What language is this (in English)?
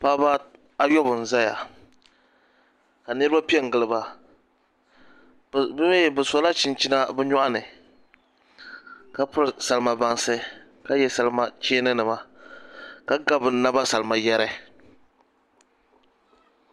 Dagbani